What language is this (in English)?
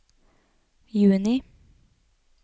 Norwegian